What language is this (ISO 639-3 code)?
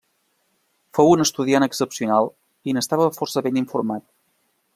cat